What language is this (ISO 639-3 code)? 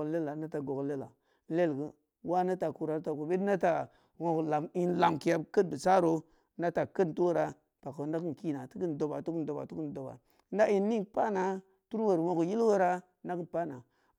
ndi